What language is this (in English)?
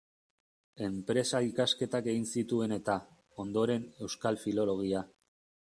Basque